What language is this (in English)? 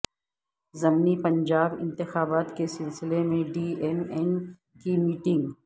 Urdu